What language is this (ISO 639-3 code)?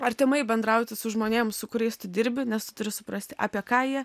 lit